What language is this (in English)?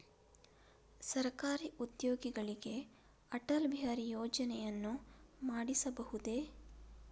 Kannada